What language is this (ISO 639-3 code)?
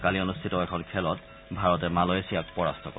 asm